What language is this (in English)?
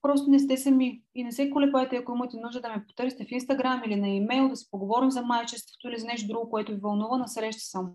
Bulgarian